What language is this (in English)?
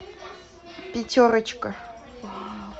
Russian